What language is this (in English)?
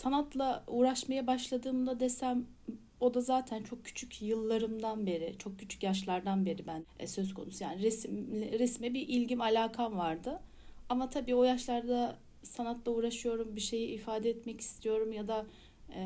Turkish